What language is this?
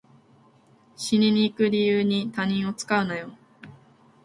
Japanese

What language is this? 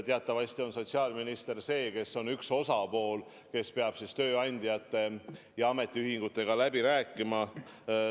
Estonian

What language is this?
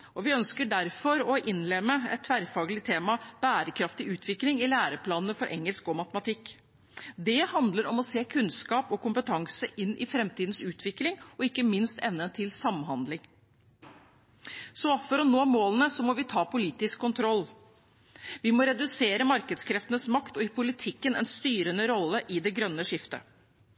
Norwegian Bokmål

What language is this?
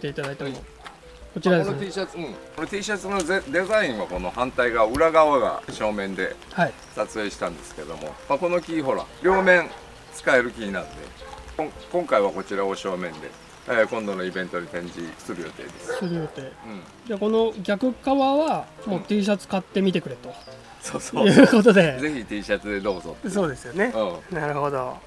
Japanese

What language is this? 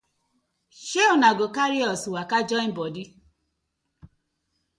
Nigerian Pidgin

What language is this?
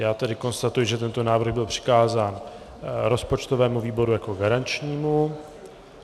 Czech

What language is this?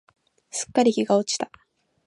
Japanese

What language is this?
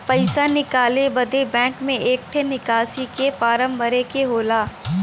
Bhojpuri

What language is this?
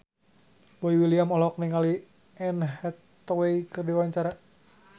Sundanese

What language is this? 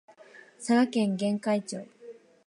Japanese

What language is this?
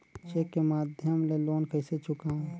Chhattisgarhi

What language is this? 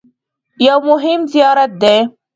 Pashto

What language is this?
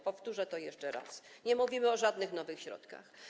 Polish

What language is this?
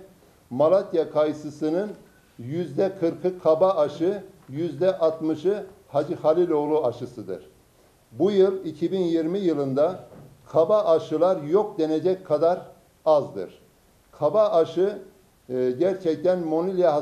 Turkish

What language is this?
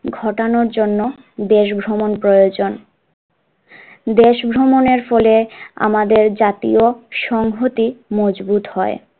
Bangla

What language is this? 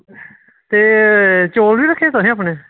Dogri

